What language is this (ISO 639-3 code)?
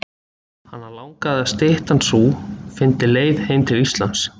isl